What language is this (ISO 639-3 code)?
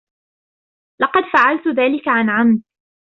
ara